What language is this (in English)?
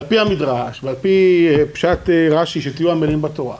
Hebrew